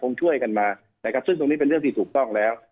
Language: Thai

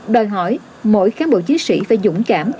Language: Vietnamese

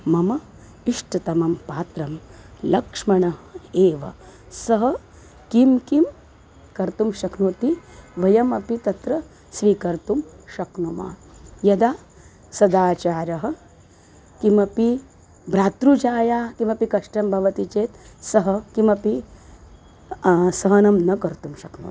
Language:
Sanskrit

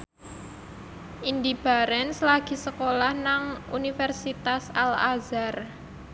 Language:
Javanese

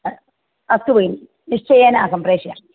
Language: Sanskrit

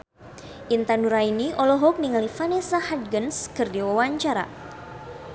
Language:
Sundanese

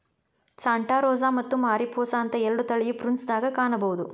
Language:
Kannada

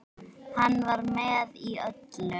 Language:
Icelandic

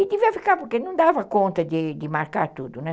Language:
Portuguese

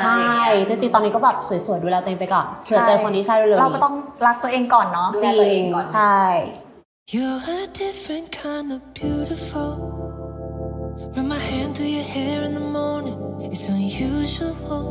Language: Thai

